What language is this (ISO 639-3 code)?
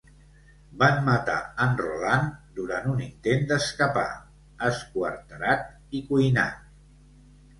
cat